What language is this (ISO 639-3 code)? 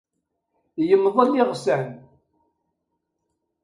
kab